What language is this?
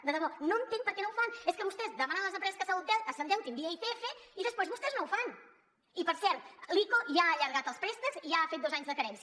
Catalan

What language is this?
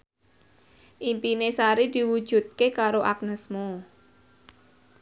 Javanese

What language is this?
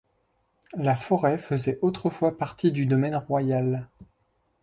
French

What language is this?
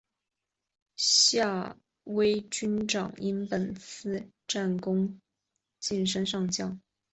Chinese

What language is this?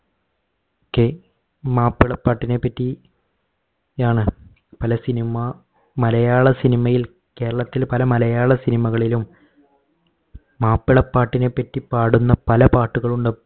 Malayalam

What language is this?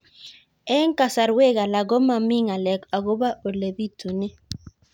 Kalenjin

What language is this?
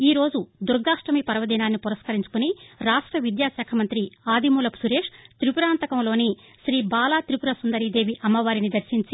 Telugu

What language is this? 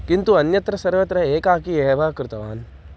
Sanskrit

